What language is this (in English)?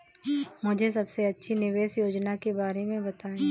Hindi